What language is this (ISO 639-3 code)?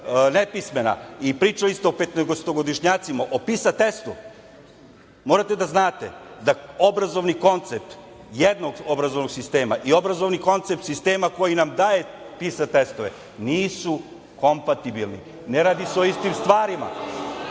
srp